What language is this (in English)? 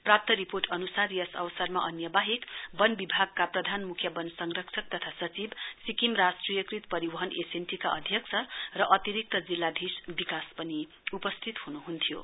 Nepali